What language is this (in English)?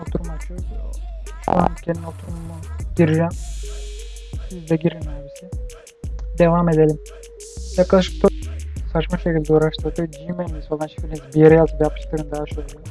Turkish